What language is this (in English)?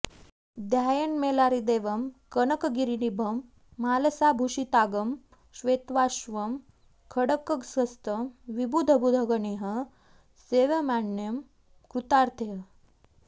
Sanskrit